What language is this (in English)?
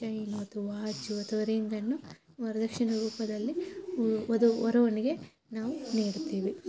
Kannada